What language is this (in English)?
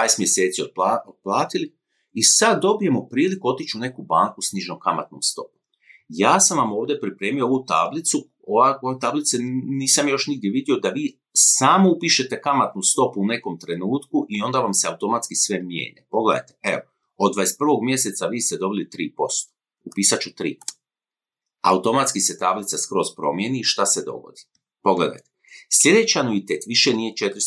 Croatian